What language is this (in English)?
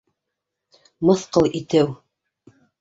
Bashkir